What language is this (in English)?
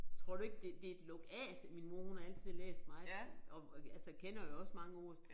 Danish